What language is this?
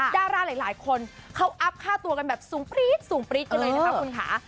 Thai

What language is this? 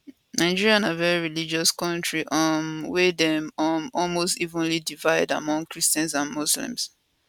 Nigerian Pidgin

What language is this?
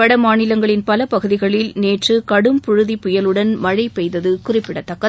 Tamil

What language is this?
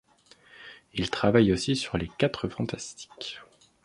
French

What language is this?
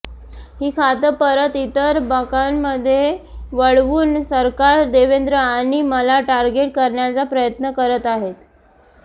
Marathi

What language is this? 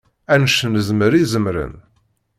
Kabyle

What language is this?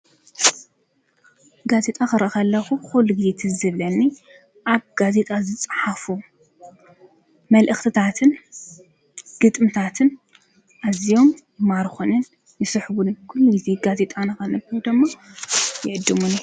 Tigrinya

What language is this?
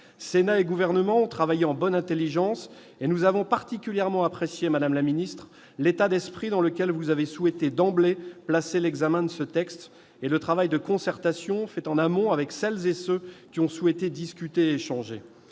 French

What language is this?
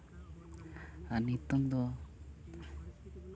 Santali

